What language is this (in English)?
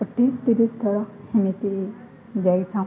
Odia